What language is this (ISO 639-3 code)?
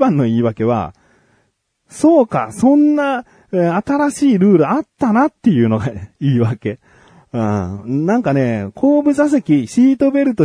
jpn